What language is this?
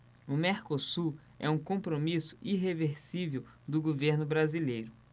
Portuguese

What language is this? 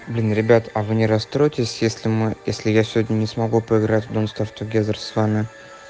Russian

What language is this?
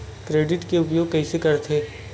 Chhattisgarhi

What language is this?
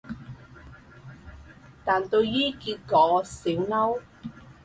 Cantonese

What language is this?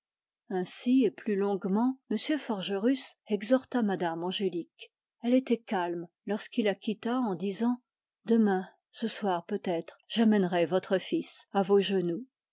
French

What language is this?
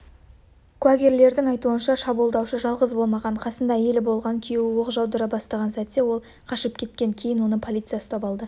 Kazakh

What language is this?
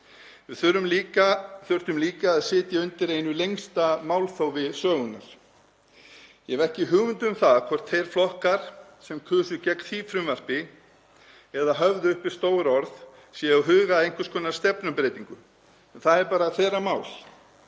Icelandic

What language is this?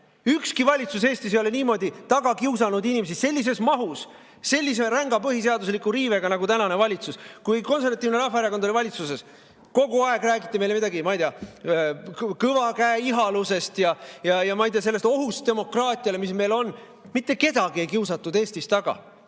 Estonian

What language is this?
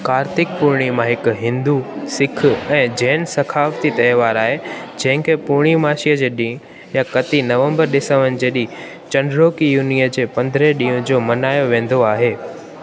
Sindhi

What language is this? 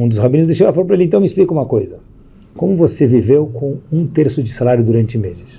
Portuguese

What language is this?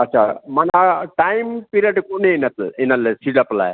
Sindhi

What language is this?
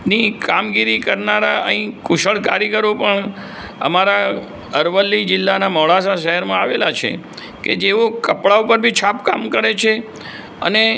Gujarati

